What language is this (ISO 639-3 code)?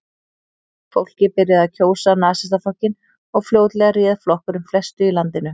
isl